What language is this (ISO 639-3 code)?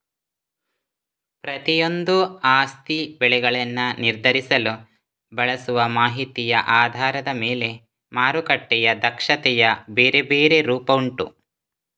kan